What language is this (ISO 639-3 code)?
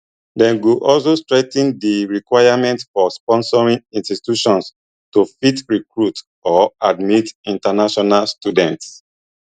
pcm